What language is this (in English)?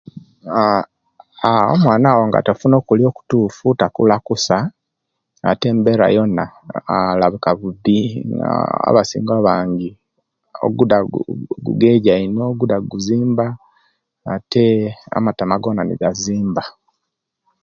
Kenyi